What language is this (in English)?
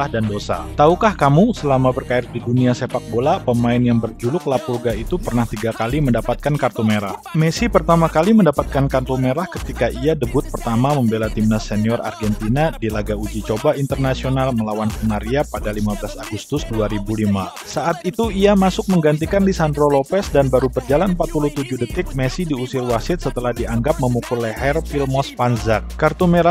Indonesian